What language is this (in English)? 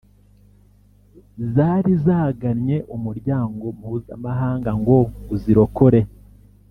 Kinyarwanda